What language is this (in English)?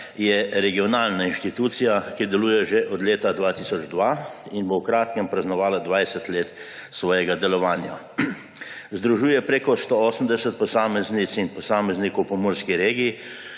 Slovenian